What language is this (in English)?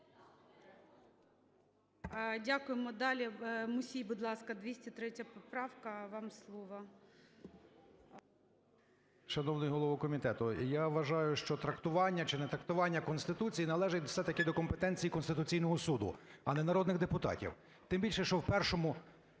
Ukrainian